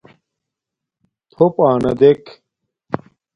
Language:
Domaaki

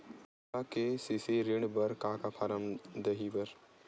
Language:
Chhattisgarhi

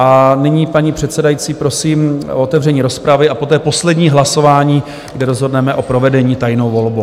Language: Czech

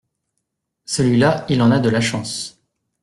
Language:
French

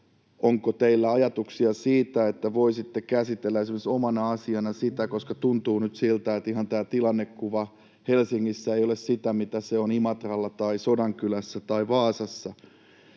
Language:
Finnish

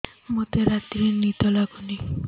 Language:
Odia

